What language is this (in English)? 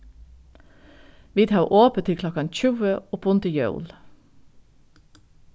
Faroese